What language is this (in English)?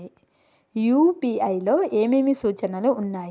Telugu